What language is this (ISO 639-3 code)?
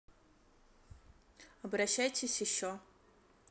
rus